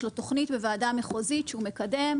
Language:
Hebrew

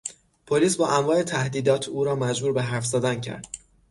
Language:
Persian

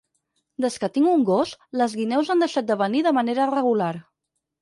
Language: Catalan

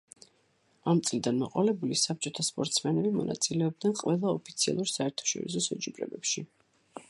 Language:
Georgian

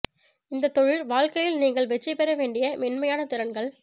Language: Tamil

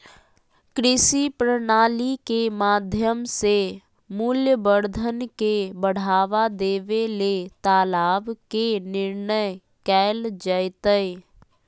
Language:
Magahi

